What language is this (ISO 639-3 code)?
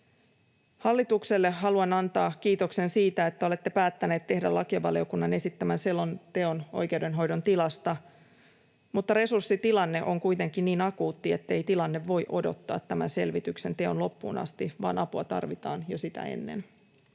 fin